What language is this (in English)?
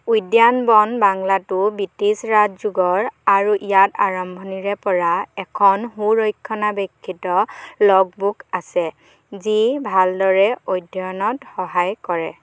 Assamese